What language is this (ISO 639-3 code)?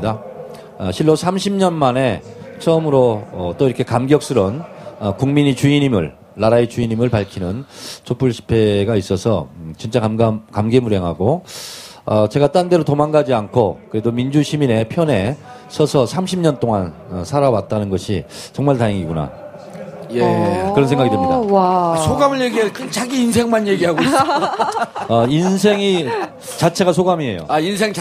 kor